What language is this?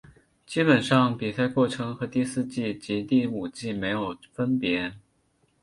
Chinese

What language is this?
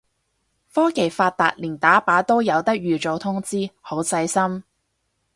Cantonese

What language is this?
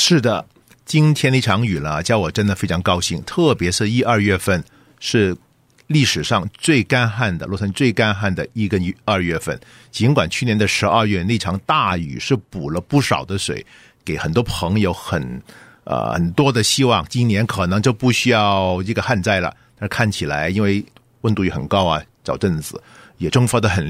Chinese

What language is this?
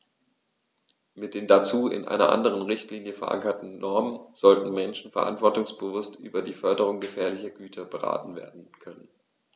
German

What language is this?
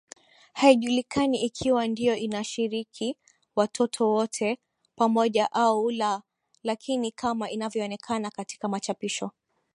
Swahili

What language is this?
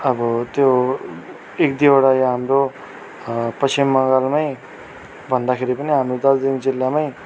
Nepali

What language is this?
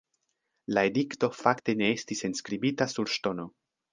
Esperanto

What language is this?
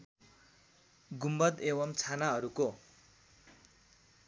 Nepali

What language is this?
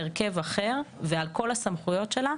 Hebrew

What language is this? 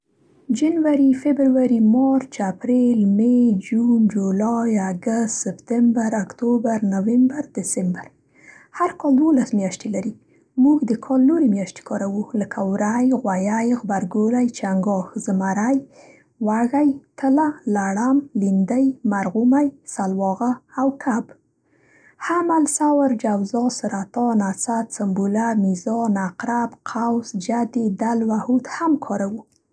Central Pashto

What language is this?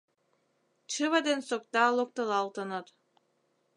Mari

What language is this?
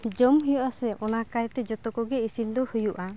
Santali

